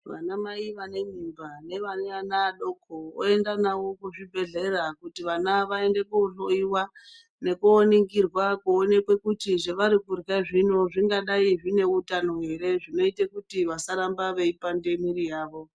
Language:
Ndau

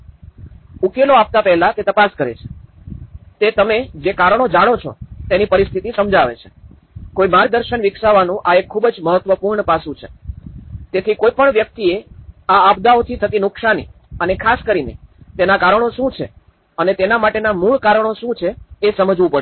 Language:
Gujarati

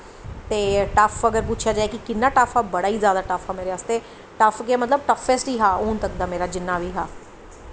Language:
Dogri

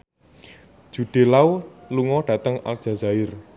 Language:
Javanese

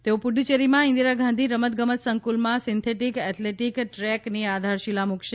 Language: Gujarati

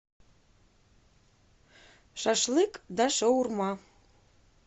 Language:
Russian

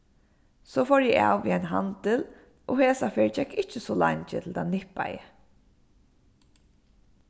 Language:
Faroese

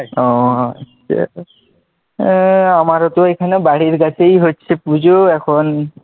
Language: Bangla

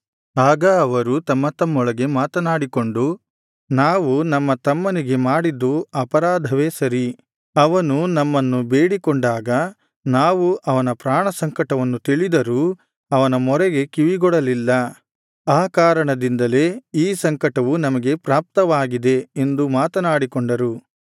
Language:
Kannada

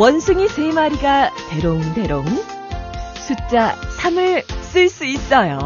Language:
Korean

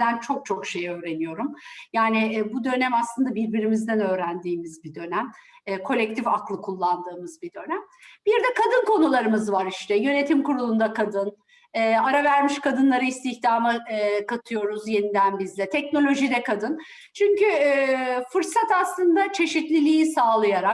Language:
Turkish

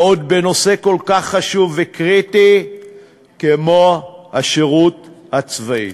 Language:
Hebrew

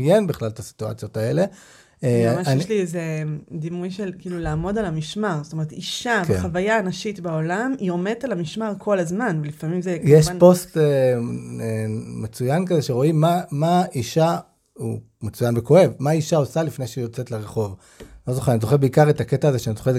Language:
Hebrew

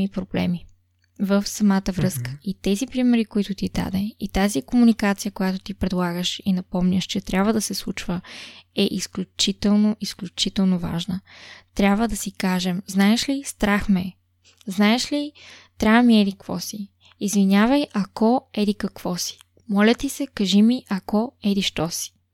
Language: Bulgarian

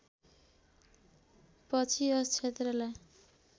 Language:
Nepali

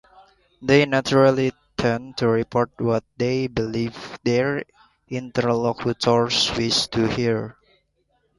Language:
English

